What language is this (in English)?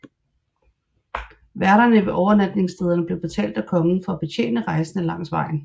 Danish